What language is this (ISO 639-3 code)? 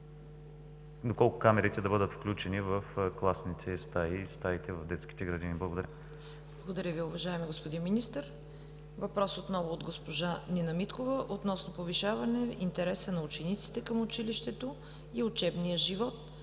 bul